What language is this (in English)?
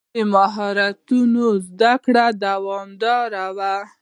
Pashto